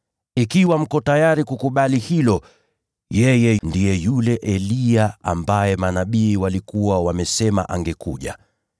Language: Swahili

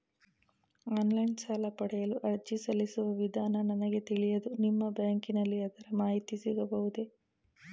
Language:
Kannada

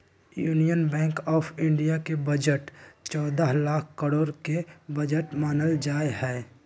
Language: Magahi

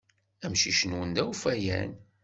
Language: Kabyle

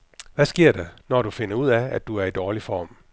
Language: Danish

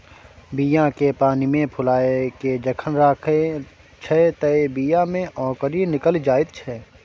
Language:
Maithili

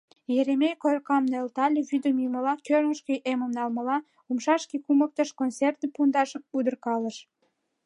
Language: Mari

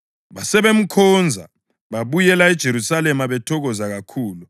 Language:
North Ndebele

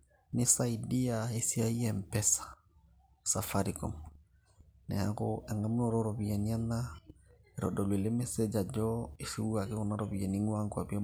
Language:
Masai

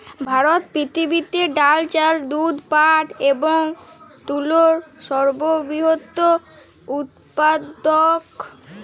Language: Bangla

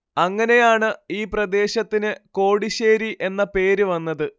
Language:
Malayalam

